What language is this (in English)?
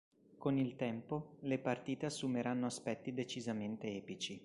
Italian